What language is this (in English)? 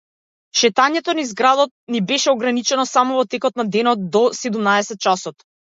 Macedonian